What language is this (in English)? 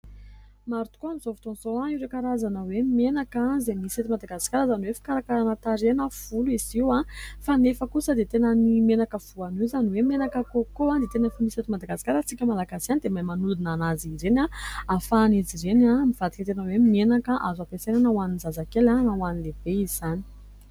Malagasy